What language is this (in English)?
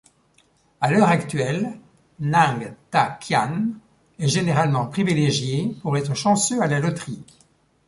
French